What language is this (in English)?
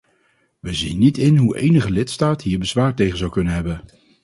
Dutch